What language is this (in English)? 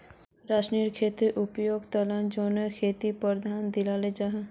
Magahi